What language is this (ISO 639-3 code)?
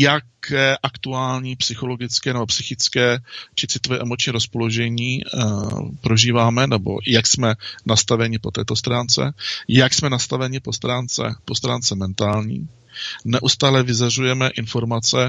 ces